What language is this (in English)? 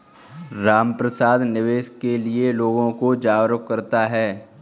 Hindi